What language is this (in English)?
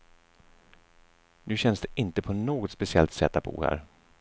Swedish